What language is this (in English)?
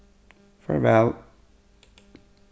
Faroese